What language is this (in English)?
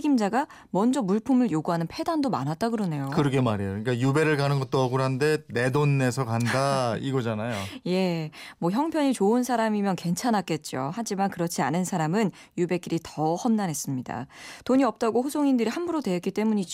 Korean